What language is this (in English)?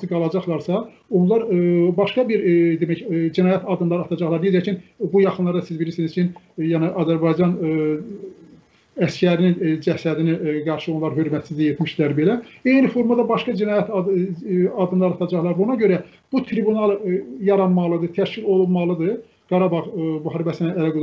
Turkish